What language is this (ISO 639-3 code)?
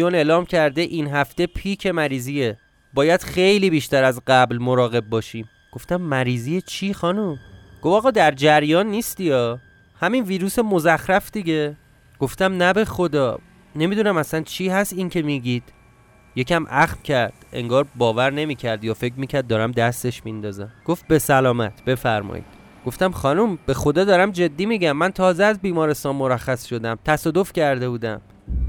fas